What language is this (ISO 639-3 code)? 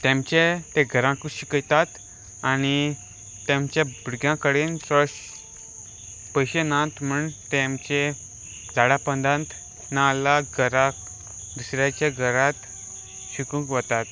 kok